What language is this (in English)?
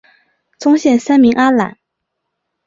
Chinese